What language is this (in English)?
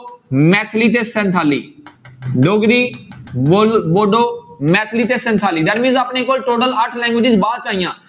Punjabi